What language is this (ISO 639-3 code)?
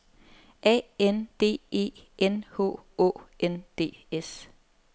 dan